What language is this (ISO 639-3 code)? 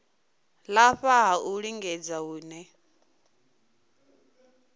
ven